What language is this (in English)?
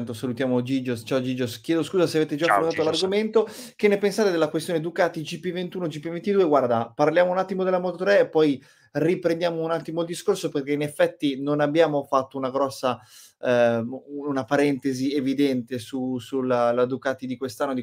Italian